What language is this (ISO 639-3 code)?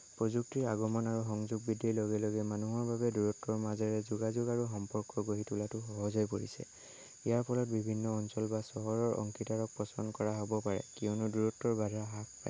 asm